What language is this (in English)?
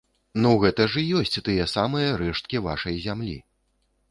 Belarusian